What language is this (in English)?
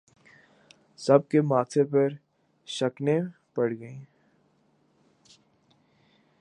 Urdu